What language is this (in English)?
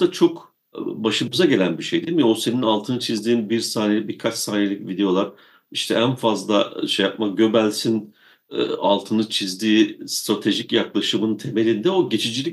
Turkish